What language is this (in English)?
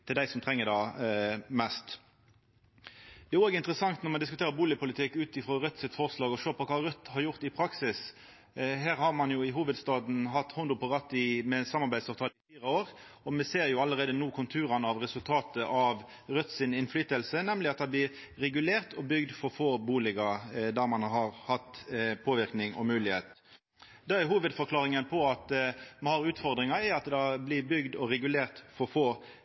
Norwegian Nynorsk